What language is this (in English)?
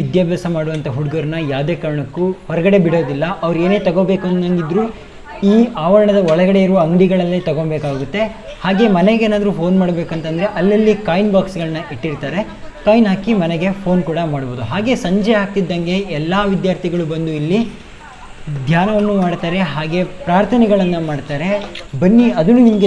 English